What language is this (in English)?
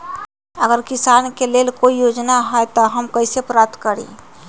Magahi